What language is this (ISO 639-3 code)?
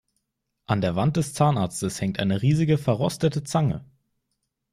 deu